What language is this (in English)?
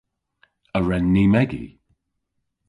Cornish